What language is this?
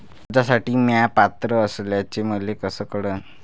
Marathi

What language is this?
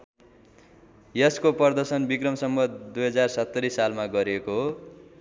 Nepali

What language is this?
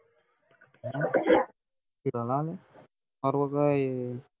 Marathi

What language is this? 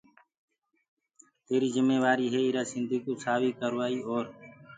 Gurgula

